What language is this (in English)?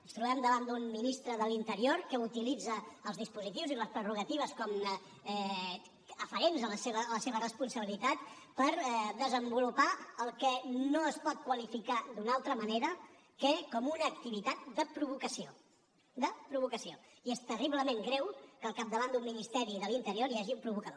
Catalan